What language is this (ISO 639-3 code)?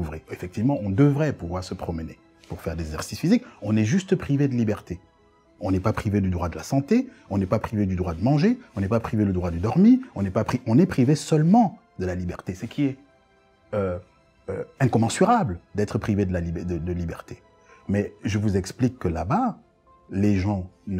fra